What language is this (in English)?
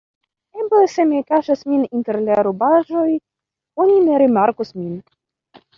Esperanto